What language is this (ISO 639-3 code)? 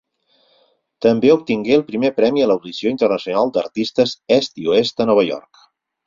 cat